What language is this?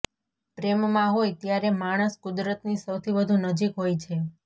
Gujarati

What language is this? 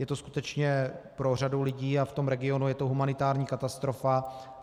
Czech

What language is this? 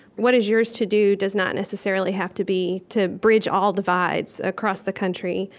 English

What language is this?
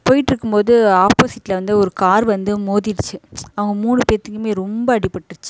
Tamil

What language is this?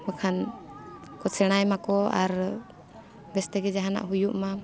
Santali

